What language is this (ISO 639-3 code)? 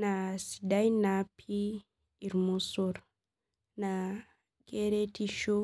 mas